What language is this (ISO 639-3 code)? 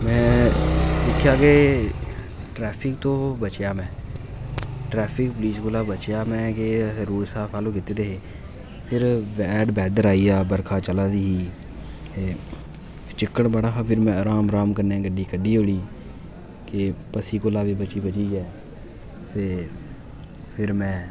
doi